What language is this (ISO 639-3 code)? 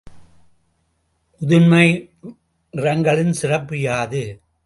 tam